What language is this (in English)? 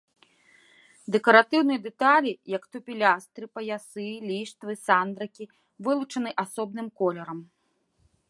Belarusian